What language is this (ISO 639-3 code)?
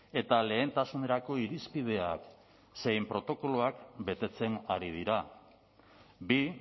eus